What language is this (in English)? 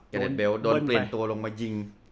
Thai